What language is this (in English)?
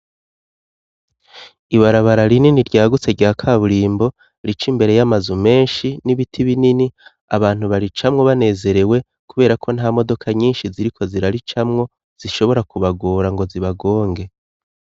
Rundi